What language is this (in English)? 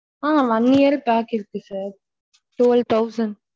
Tamil